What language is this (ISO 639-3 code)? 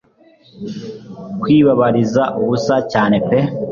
kin